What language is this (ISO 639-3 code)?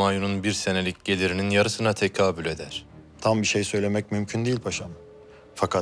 tur